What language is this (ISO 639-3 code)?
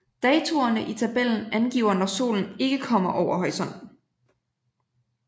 dan